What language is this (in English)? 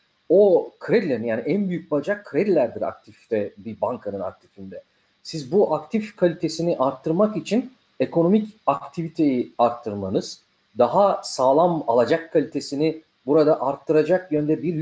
Turkish